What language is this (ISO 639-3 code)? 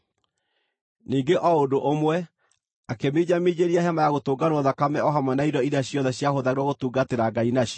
kik